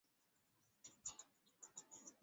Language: Swahili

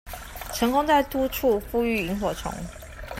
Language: Chinese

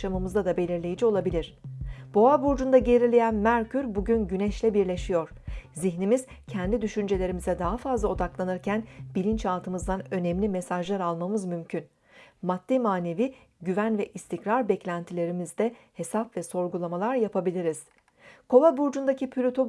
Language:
Turkish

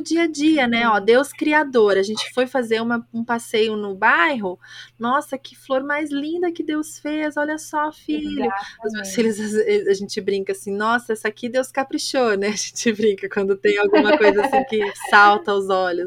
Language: Portuguese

